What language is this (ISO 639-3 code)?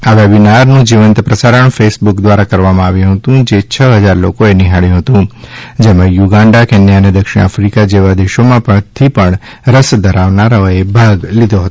guj